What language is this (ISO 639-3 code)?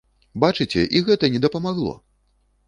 bel